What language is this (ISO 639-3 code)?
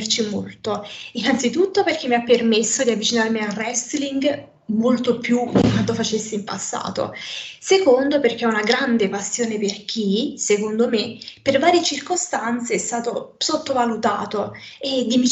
ita